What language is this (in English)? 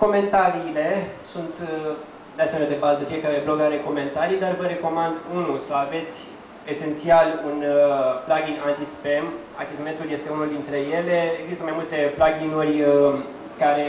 Romanian